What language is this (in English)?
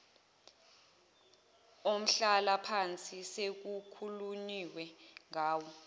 Zulu